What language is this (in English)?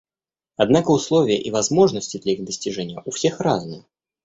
Russian